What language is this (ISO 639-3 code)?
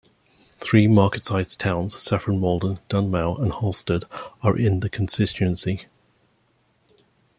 eng